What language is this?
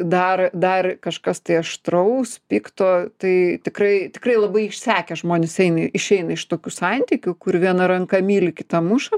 Lithuanian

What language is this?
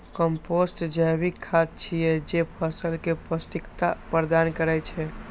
Maithili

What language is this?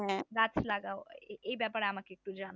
Bangla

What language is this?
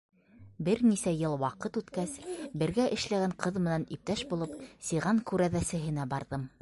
Bashkir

